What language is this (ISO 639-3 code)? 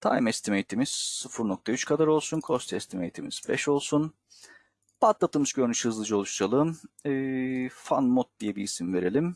tur